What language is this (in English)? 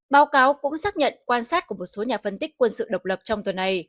Vietnamese